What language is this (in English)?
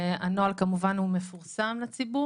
Hebrew